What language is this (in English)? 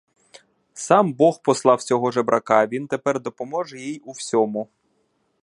Ukrainian